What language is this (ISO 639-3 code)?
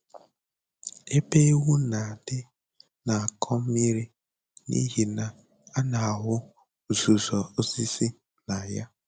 ibo